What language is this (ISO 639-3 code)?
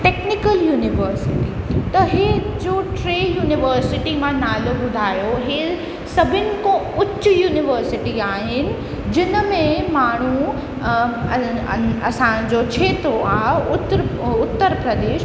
snd